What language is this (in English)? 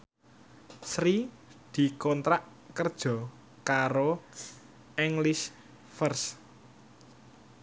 Javanese